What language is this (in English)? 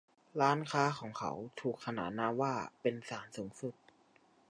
Thai